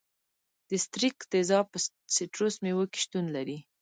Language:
Pashto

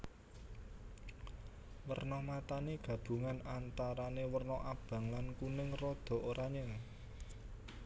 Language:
Javanese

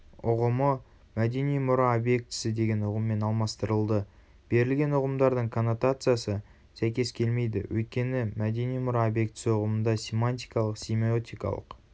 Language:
Kazakh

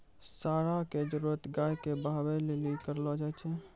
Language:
Maithili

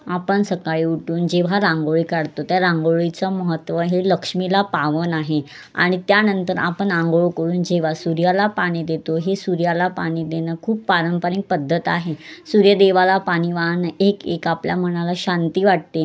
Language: Marathi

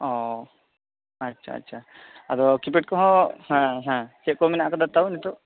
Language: Santali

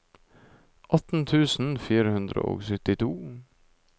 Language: Norwegian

